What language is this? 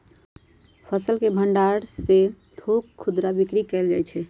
Magahi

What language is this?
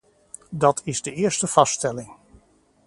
Dutch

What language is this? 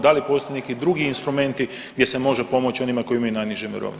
Croatian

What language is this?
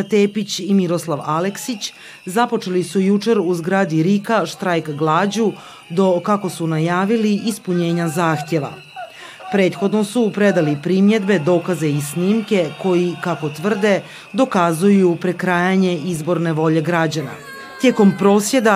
Croatian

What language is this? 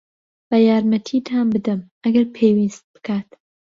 Central Kurdish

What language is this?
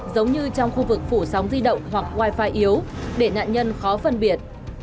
Vietnamese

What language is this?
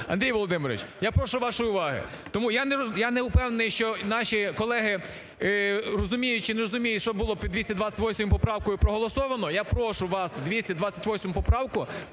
Ukrainian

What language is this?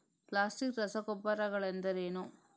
Kannada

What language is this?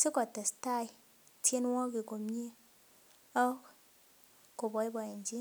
Kalenjin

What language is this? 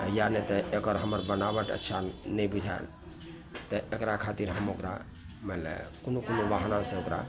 Maithili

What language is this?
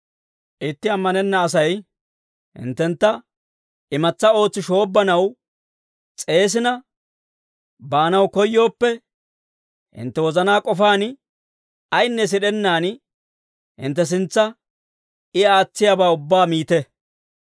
Dawro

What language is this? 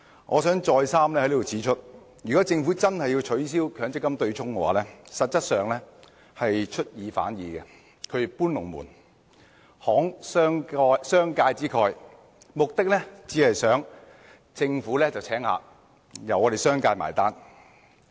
Cantonese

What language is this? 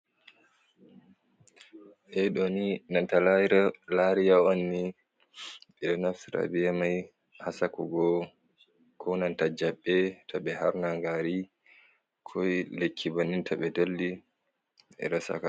Fula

